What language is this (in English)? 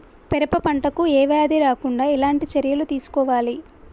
Telugu